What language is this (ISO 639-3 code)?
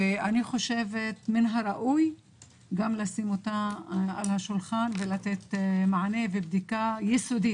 heb